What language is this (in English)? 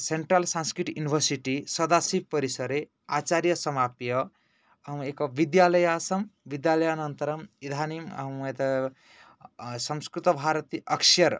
Sanskrit